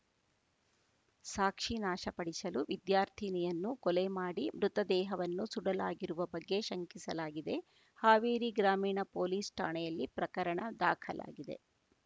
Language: Kannada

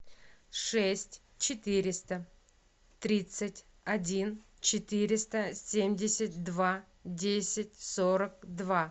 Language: Russian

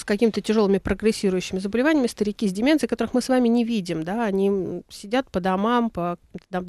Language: Russian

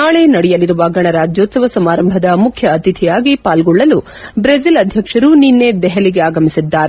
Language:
Kannada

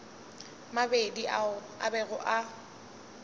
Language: Northern Sotho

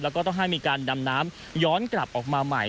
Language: Thai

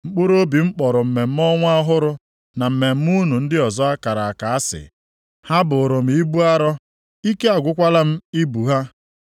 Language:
Igbo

